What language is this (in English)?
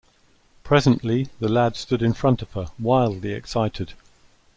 English